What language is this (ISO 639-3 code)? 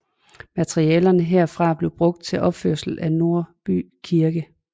dan